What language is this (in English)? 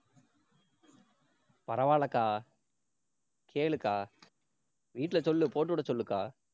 Tamil